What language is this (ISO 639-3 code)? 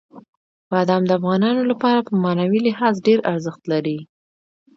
pus